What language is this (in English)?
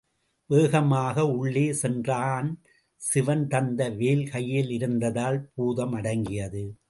Tamil